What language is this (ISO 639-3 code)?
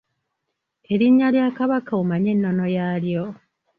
lug